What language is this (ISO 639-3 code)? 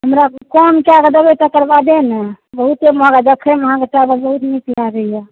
mai